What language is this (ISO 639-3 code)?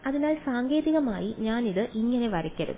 mal